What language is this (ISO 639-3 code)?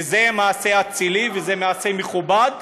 heb